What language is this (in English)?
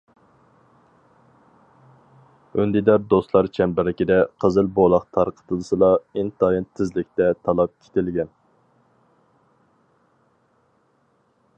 Uyghur